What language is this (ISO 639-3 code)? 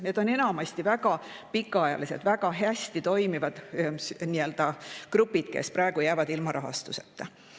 est